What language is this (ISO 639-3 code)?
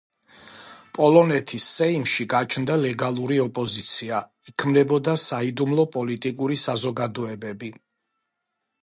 kat